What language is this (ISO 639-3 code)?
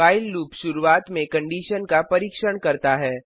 hin